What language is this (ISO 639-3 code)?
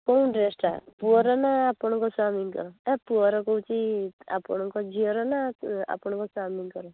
ori